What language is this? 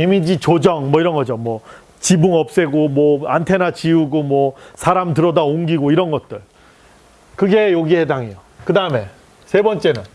Korean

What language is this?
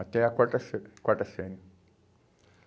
Portuguese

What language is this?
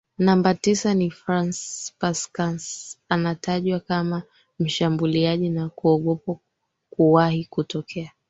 Swahili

